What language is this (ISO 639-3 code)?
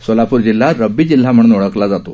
mar